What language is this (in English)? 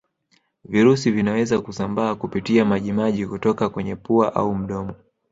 Swahili